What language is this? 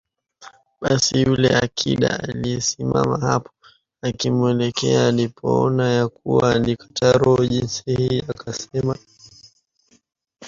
Swahili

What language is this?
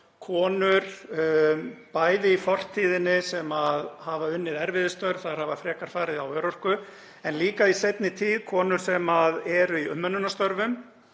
Icelandic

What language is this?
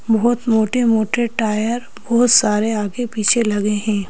Hindi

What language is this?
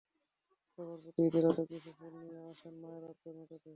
Bangla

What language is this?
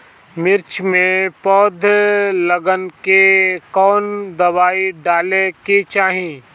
Bhojpuri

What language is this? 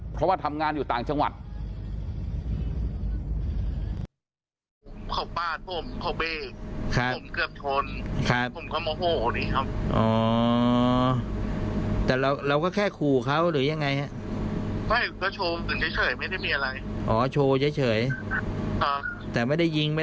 Thai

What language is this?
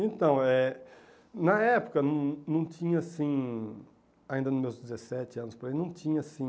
Portuguese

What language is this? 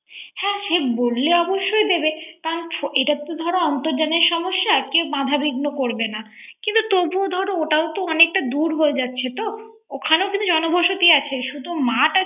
Bangla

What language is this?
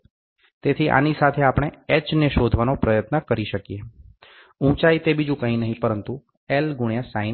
Gujarati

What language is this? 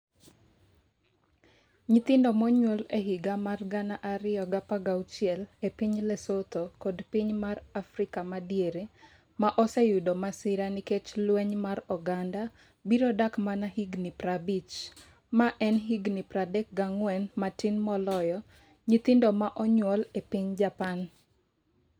Luo (Kenya and Tanzania)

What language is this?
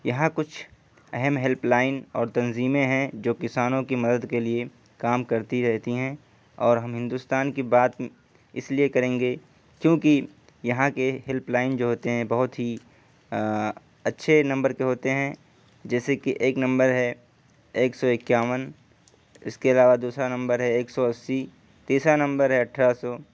Urdu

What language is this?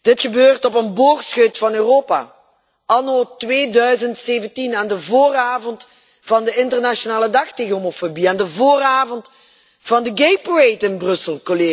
Dutch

